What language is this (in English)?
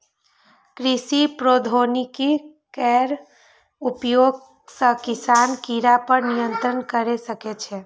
Maithili